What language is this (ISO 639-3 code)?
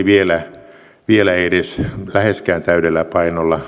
fin